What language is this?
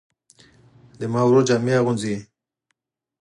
Pashto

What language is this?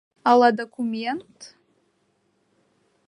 Mari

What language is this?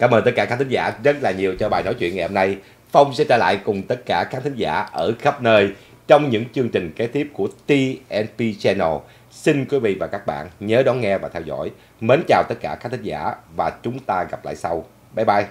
Vietnamese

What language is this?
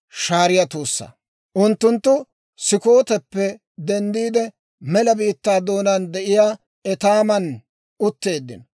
Dawro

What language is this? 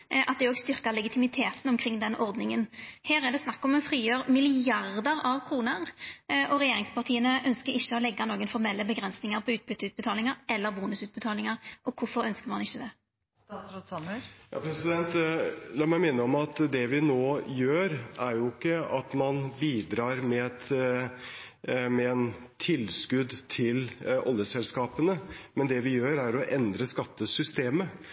Norwegian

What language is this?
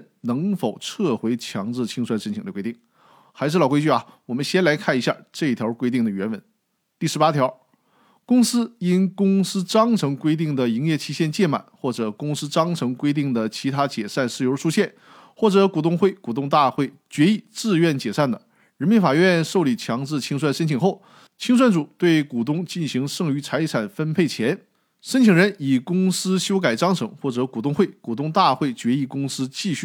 Chinese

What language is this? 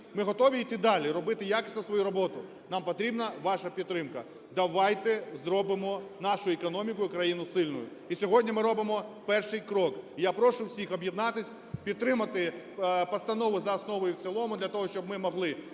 Ukrainian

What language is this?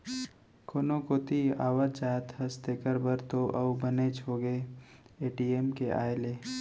Chhattisgarhi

